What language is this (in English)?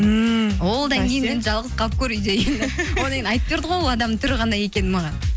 Kazakh